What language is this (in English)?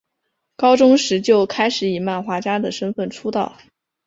Chinese